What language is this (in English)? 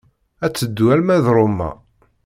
Kabyle